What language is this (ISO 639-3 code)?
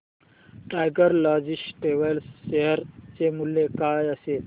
mar